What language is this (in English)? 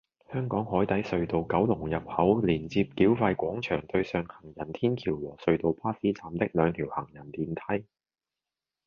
Cantonese